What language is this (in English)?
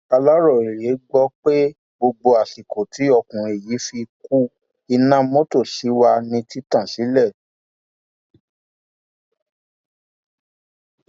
Yoruba